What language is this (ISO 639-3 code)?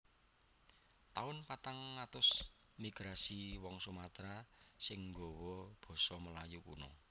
jav